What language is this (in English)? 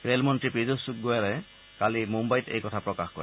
Assamese